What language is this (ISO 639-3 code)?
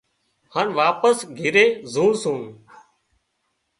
kxp